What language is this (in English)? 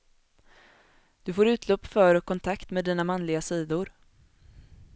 Swedish